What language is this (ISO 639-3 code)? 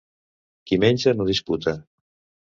cat